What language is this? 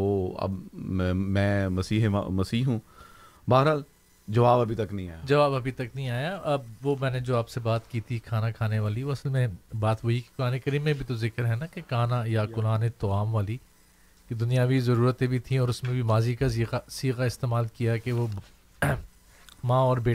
Urdu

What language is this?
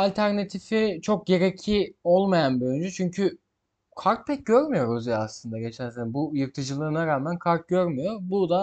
Turkish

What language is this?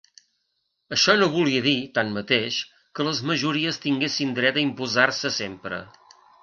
Catalan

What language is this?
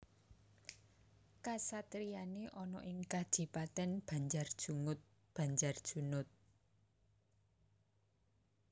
Javanese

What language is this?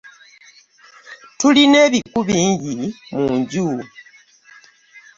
Ganda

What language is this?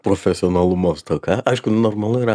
Lithuanian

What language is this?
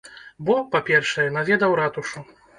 Belarusian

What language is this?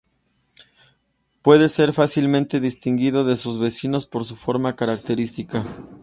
Spanish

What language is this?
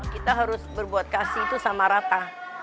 Indonesian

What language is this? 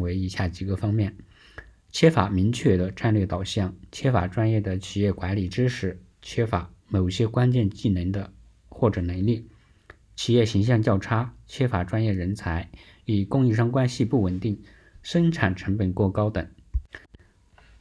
Chinese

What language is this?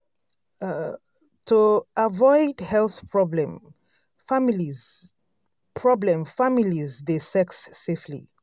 Nigerian Pidgin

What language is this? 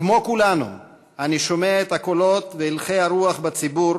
Hebrew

